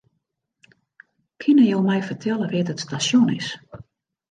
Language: Western Frisian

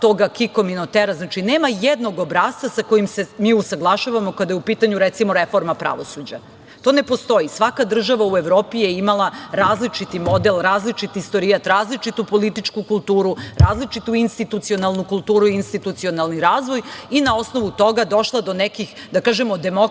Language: Serbian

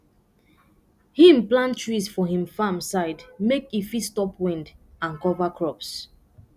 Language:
Nigerian Pidgin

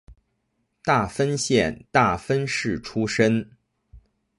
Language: Chinese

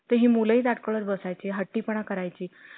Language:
Marathi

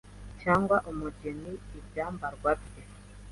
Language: Kinyarwanda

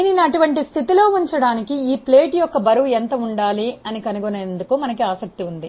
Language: Telugu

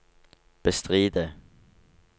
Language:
Norwegian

